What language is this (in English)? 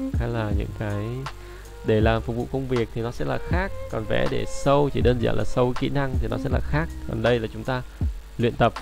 Vietnamese